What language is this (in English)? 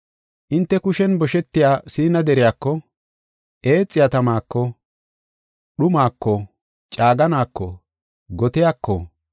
Gofa